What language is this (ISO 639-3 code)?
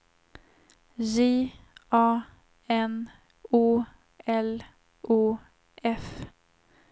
swe